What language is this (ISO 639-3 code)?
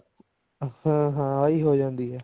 pan